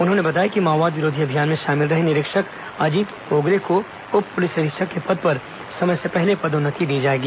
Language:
Hindi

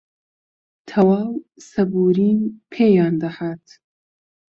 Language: Central Kurdish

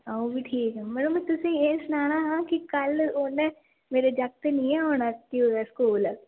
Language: Dogri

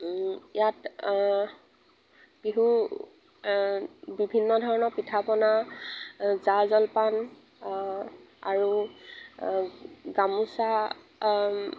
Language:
Assamese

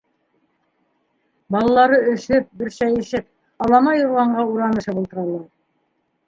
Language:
Bashkir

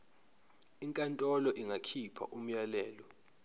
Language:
Zulu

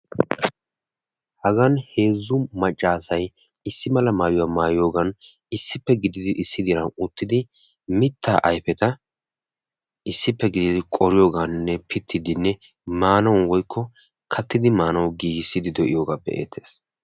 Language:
Wolaytta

